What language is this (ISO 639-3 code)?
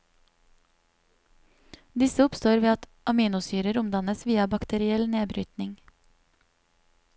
nor